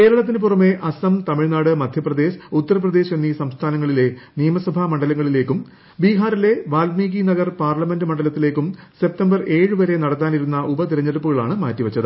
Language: Malayalam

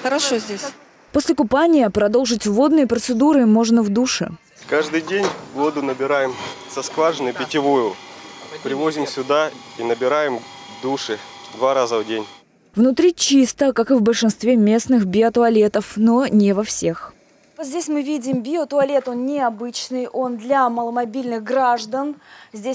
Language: Russian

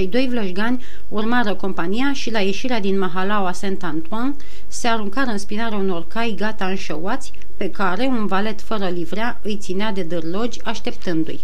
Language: Romanian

